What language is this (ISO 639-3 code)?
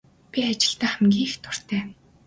mon